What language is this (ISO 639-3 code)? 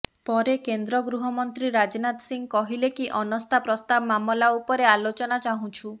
ori